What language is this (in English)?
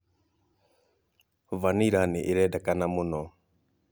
Kikuyu